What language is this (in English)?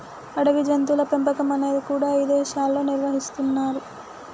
Telugu